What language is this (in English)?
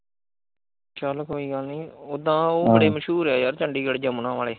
Punjabi